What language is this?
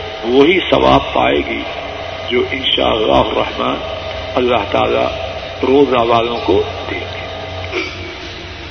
Urdu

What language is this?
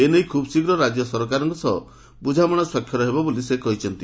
Odia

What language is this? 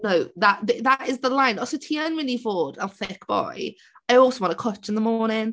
Welsh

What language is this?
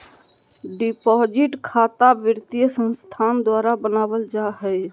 Magahi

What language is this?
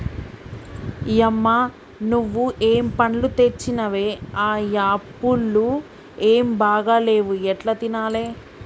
Telugu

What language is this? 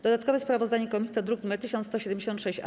Polish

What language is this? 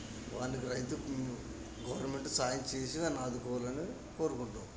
Telugu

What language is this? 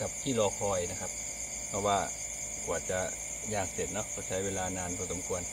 Thai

